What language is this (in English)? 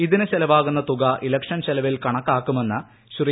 Malayalam